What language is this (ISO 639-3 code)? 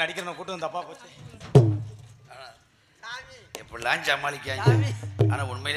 ara